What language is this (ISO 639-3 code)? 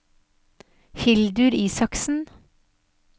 nor